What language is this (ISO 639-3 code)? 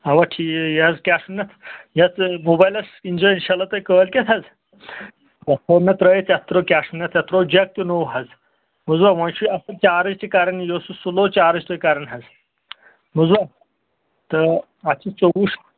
kas